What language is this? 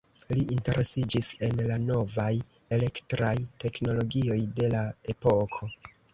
Esperanto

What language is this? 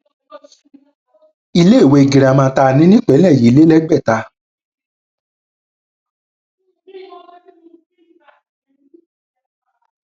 Yoruba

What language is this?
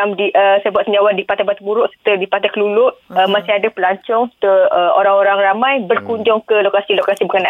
Malay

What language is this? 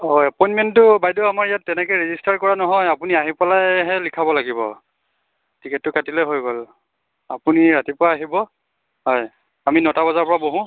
Assamese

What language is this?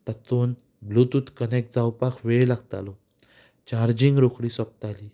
Konkani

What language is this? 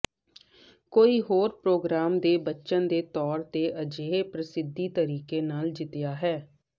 Punjabi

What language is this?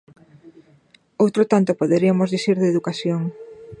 Galician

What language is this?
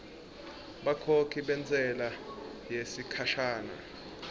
Swati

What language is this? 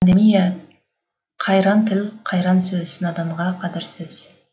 Kazakh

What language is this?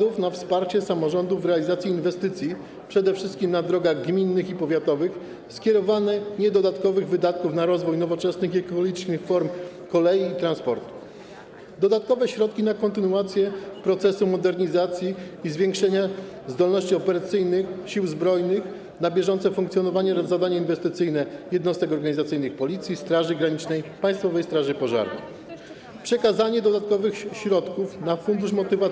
Polish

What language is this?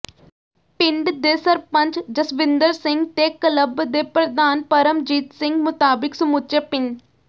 Punjabi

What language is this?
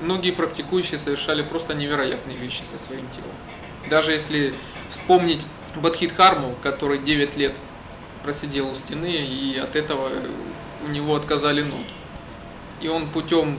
Russian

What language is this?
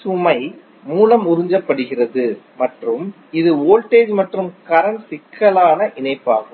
Tamil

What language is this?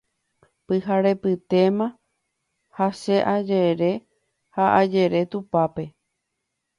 Guarani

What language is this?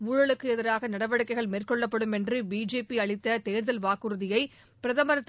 Tamil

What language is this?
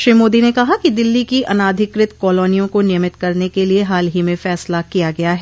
Hindi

